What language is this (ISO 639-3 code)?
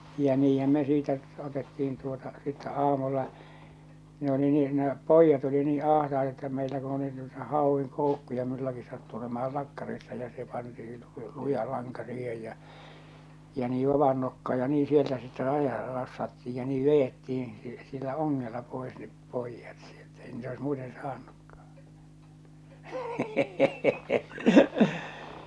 fin